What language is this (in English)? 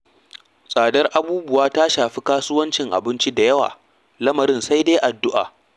Hausa